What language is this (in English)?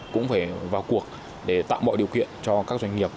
Vietnamese